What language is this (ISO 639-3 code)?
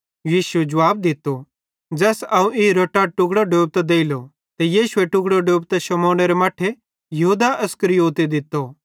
bhd